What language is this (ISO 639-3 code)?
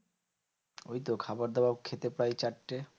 ben